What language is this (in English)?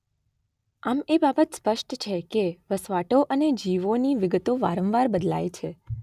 Gujarati